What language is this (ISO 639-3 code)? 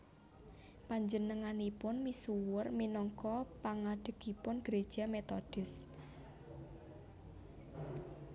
jav